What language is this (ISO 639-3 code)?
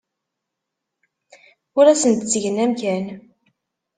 kab